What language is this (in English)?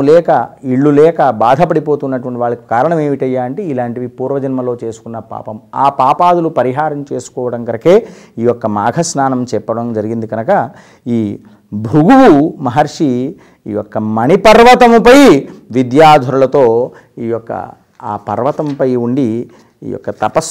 Telugu